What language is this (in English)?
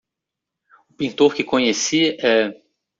Portuguese